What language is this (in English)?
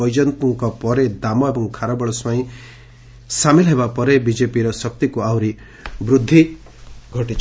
Odia